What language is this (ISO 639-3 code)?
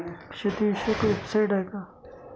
mar